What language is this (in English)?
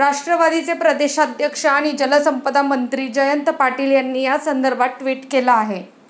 Marathi